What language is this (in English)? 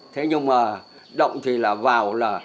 Vietnamese